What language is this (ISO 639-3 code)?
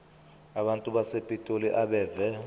zul